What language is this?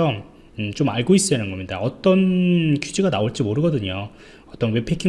Korean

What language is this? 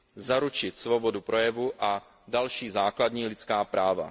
Czech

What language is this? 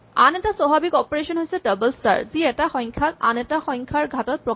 Assamese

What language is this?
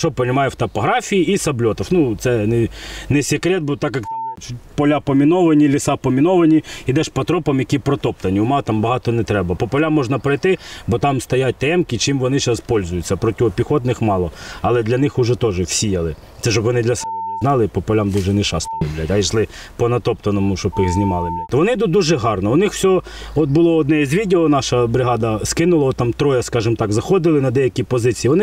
Ukrainian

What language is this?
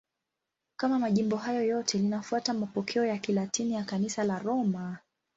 Swahili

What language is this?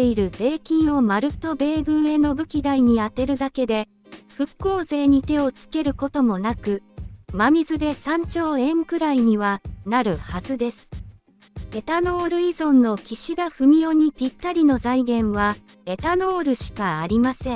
Japanese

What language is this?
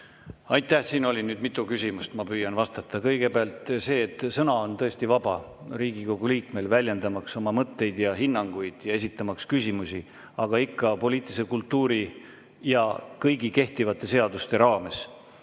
Estonian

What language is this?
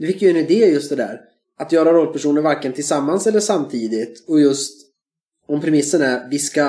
Swedish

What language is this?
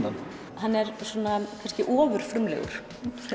Icelandic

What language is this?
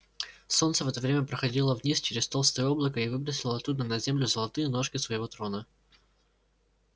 Russian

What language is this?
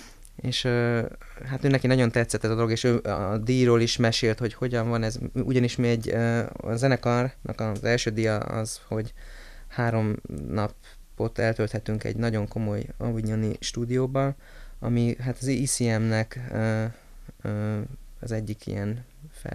Hungarian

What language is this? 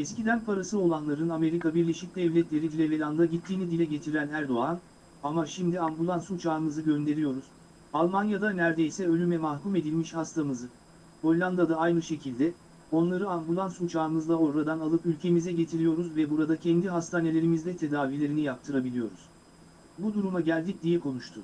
Turkish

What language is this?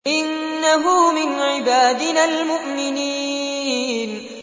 Arabic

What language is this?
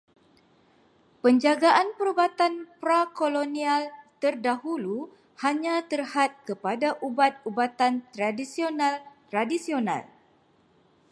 Malay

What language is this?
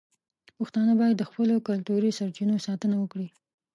Pashto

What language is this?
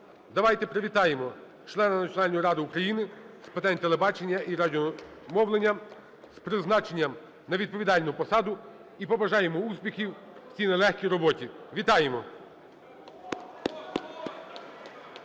Ukrainian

